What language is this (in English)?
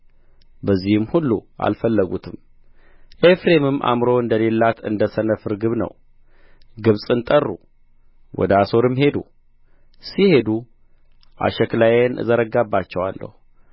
Amharic